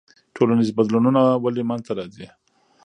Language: Pashto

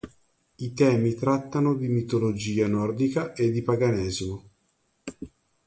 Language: Italian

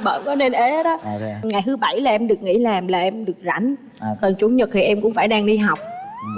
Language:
Vietnamese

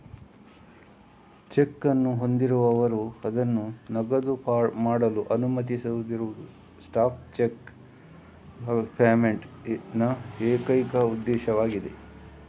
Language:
Kannada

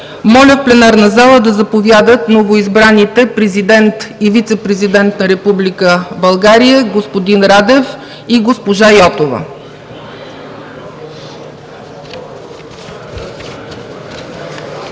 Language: Bulgarian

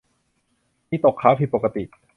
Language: Thai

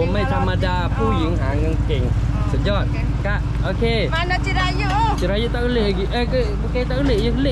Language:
Malay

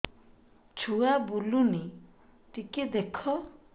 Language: Odia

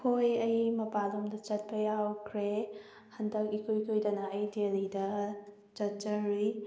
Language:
Manipuri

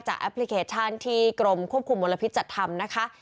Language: Thai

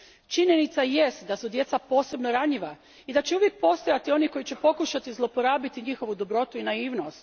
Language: Croatian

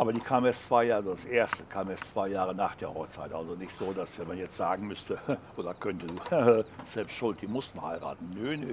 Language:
German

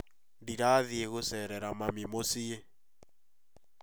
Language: Kikuyu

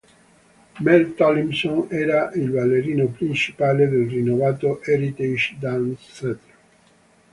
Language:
Italian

